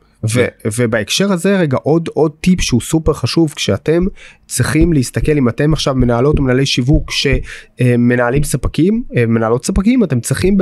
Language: Hebrew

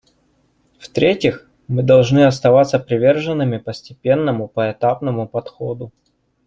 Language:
Russian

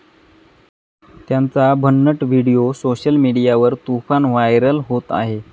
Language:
Marathi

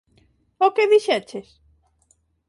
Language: Galician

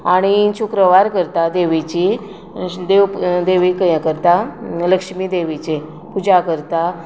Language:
Konkani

